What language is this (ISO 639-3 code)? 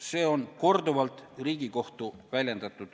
est